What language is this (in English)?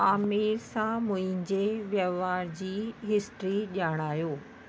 Sindhi